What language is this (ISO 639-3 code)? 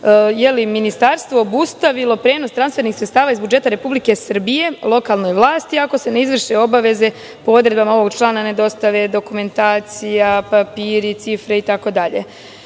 srp